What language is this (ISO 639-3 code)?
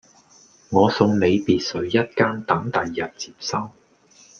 yue